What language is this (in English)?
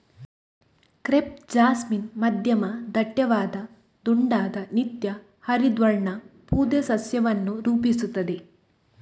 Kannada